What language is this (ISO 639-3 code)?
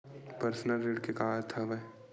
hne